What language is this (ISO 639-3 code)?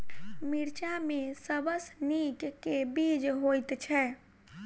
mai